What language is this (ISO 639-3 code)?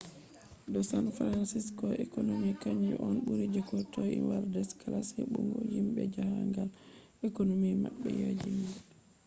ful